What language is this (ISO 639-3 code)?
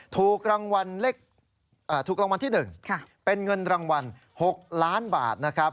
tha